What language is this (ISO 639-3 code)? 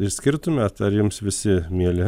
lit